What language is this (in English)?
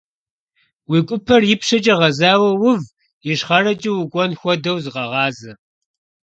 Kabardian